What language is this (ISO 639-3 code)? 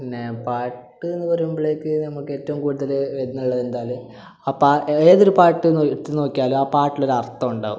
mal